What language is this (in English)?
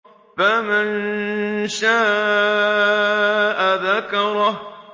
Arabic